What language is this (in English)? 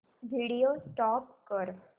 Marathi